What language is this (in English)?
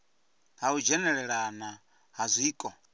Venda